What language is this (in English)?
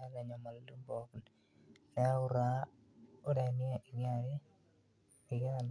Masai